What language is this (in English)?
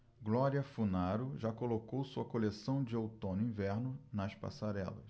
Portuguese